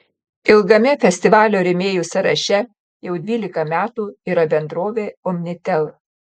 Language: Lithuanian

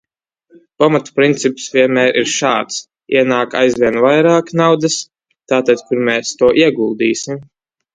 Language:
Latvian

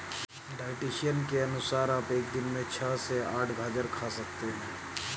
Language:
Hindi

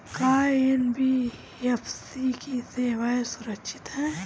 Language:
Bhojpuri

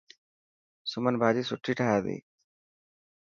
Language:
Dhatki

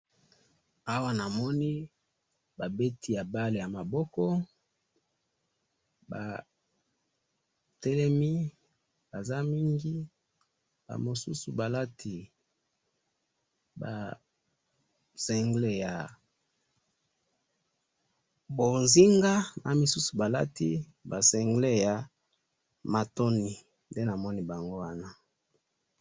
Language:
Lingala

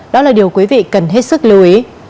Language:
Vietnamese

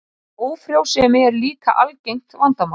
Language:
Icelandic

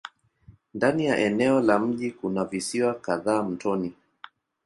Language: Swahili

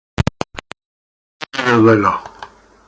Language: Italian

